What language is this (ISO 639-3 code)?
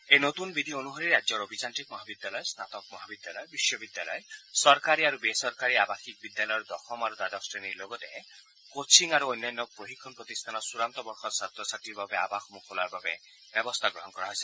asm